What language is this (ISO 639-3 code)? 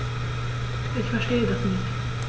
deu